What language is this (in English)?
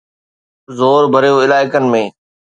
Sindhi